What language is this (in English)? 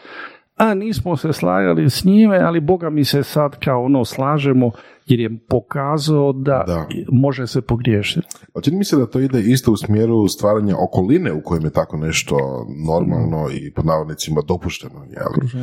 Croatian